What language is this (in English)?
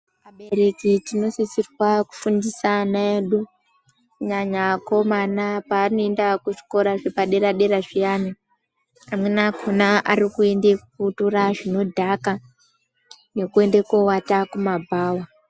Ndau